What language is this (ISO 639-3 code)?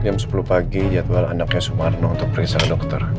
ind